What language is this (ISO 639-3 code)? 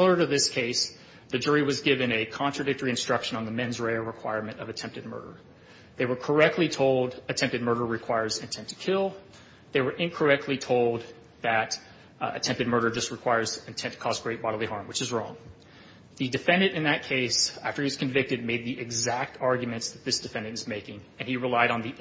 eng